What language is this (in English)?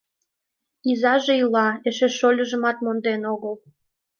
Mari